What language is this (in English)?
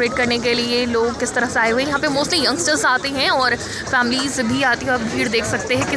Hindi